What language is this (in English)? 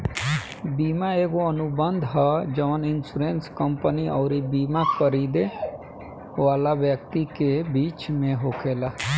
Bhojpuri